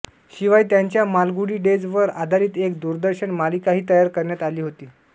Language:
Marathi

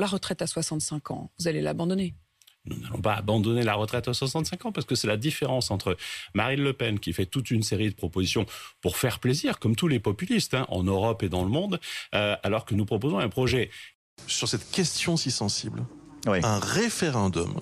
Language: French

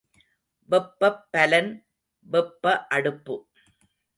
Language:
Tamil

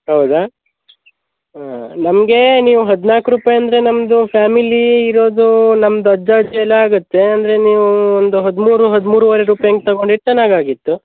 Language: Kannada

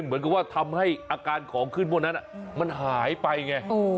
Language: Thai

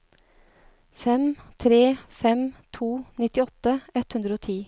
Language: Norwegian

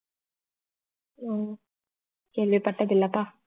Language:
Tamil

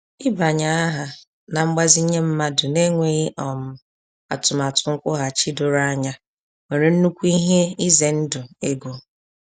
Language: Igbo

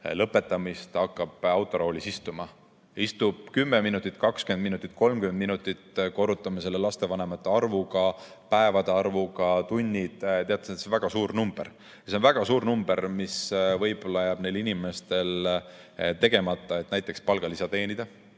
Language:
Estonian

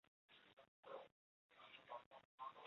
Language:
Chinese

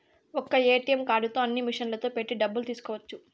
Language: Telugu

